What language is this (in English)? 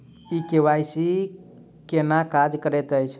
Maithili